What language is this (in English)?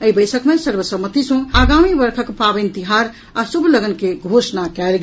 Maithili